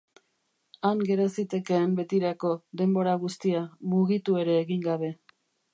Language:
Basque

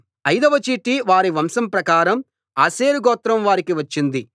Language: Telugu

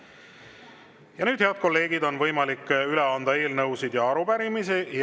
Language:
Estonian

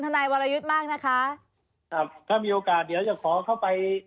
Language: Thai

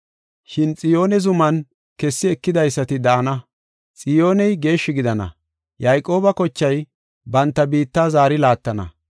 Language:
Gofa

